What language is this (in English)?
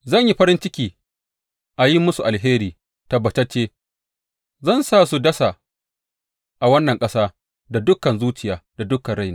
Hausa